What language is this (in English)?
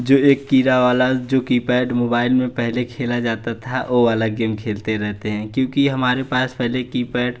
Hindi